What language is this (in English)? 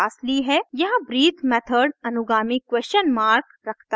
Hindi